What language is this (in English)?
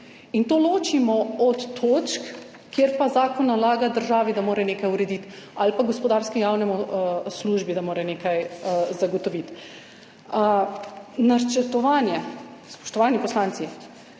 Slovenian